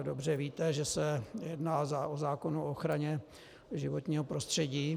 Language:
Czech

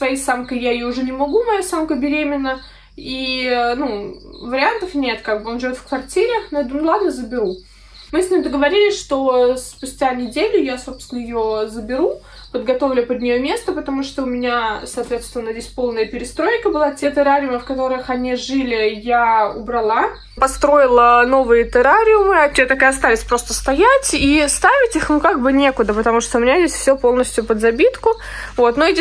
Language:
Russian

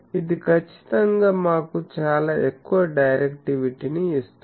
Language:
Telugu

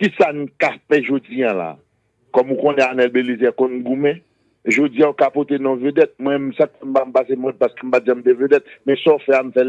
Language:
French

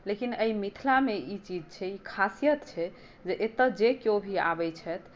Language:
Maithili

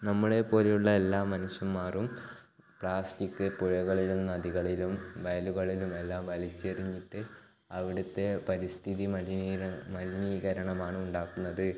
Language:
Malayalam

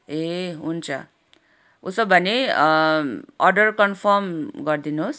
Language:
Nepali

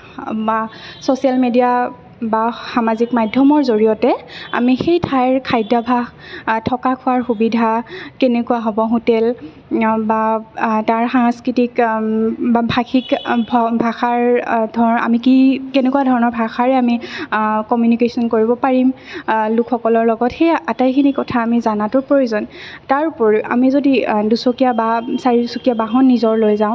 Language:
Assamese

